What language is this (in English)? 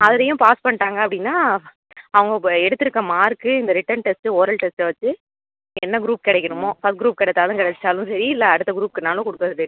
Tamil